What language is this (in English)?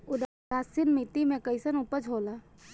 Bhojpuri